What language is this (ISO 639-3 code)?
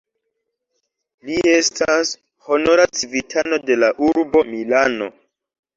epo